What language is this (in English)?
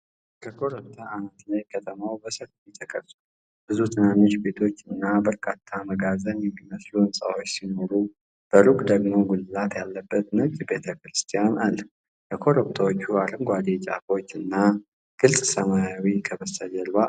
Amharic